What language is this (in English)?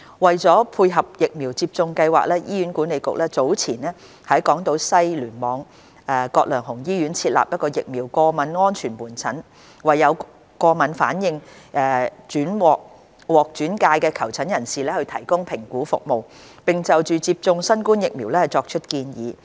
Cantonese